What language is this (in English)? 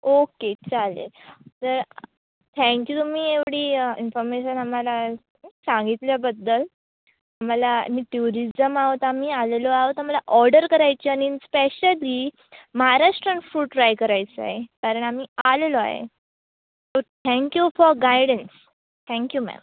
Marathi